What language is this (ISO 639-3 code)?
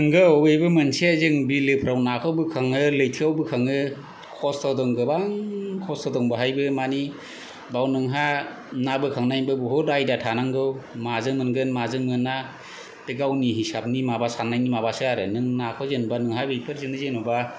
brx